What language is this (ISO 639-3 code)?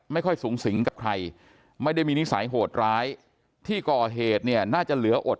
tha